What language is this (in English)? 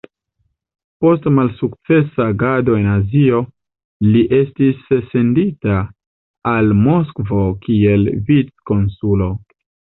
Esperanto